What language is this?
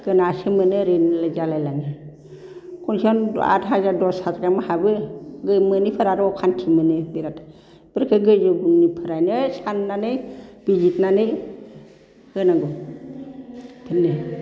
Bodo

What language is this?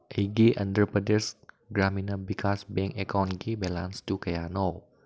Manipuri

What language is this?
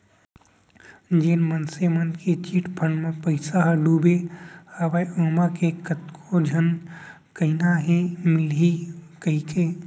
Chhattisgarhi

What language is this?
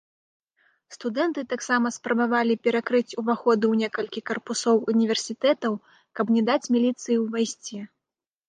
Belarusian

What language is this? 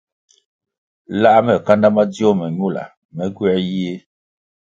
Kwasio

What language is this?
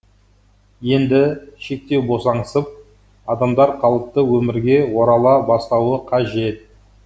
Kazakh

